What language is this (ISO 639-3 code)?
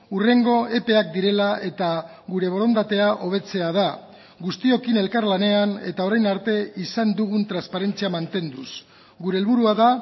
eus